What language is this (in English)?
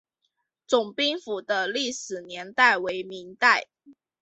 Chinese